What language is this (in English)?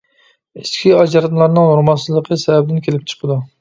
Uyghur